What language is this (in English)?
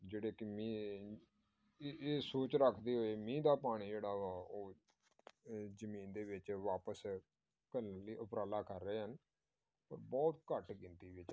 Punjabi